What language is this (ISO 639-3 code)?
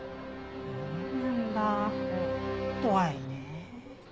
jpn